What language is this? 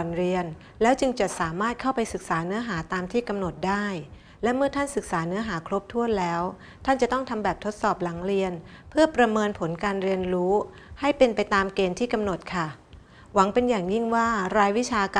Thai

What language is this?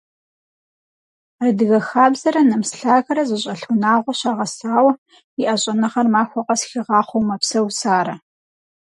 Kabardian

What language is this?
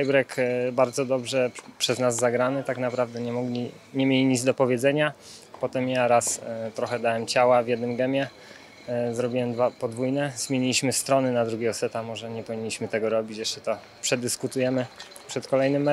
Polish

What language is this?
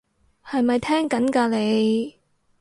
Cantonese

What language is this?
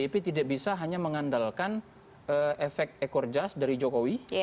Indonesian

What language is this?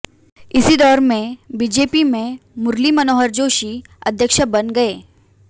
Hindi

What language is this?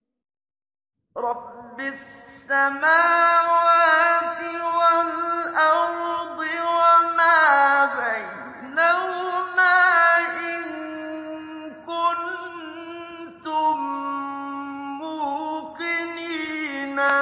Arabic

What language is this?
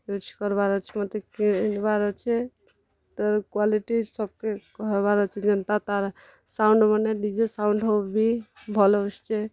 Odia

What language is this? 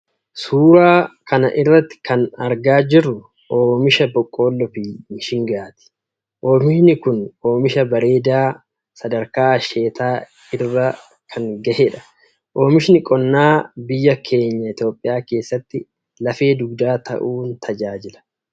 Oromo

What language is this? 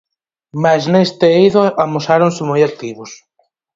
Galician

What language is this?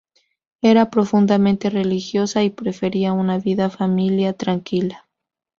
Spanish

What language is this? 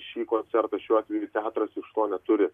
Lithuanian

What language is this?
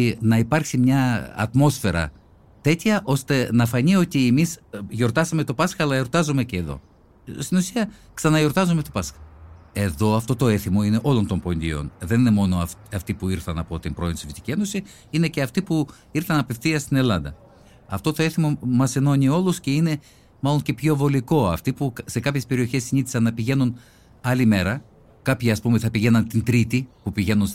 Greek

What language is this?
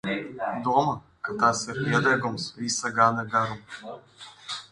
Latvian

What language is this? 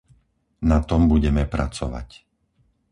Slovak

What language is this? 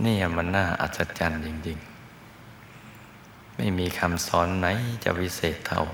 Thai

